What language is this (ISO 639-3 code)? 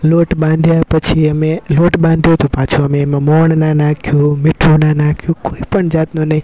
guj